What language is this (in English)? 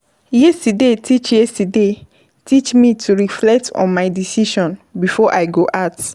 Nigerian Pidgin